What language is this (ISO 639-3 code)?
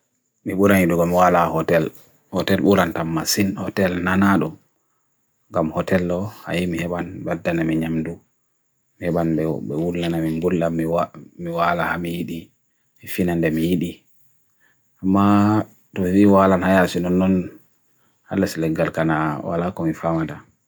fui